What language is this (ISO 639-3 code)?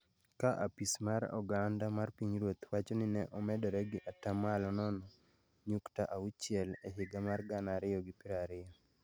luo